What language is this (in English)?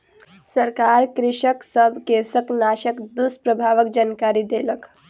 Maithili